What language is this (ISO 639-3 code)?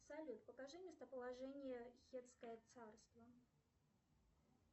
rus